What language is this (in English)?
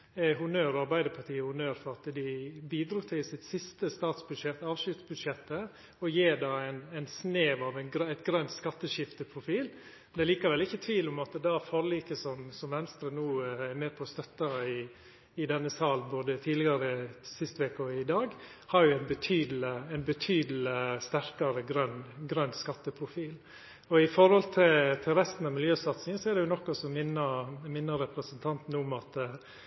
Norwegian Nynorsk